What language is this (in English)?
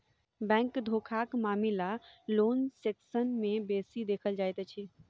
Maithili